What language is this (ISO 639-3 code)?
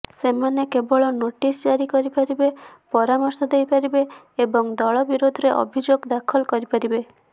ori